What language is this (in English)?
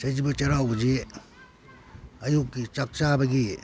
Manipuri